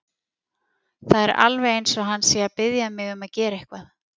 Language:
Icelandic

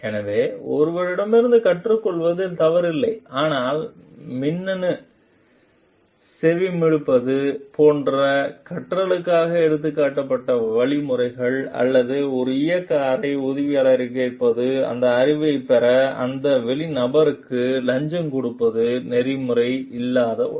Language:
Tamil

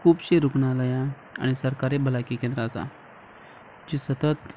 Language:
Konkani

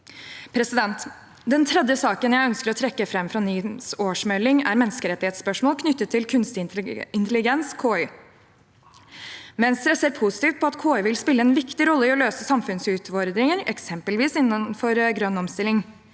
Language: Norwegian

